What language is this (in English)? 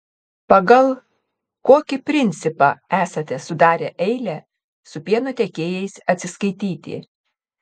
Lithuanian